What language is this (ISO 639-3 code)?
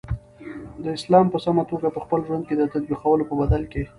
pus